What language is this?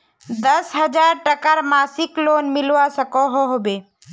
Magahi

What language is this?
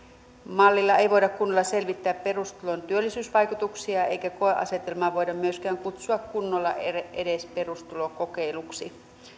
Finnish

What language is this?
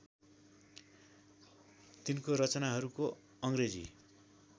Nepali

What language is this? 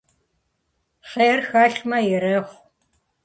Kabardian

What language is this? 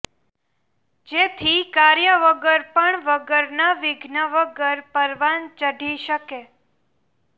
Gujarati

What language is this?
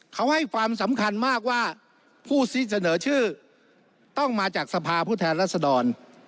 Thai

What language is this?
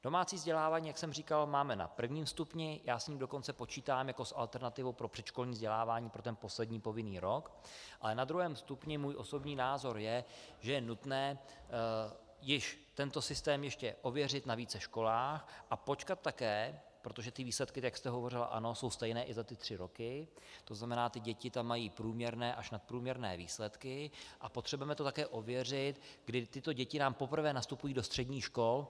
Czech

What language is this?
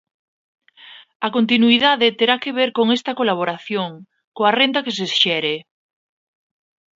Galician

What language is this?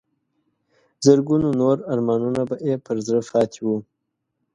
Pashto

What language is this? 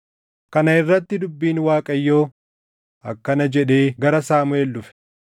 Oromo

